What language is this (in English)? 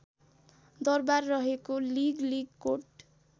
Nepali